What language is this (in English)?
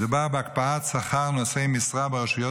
Hebrew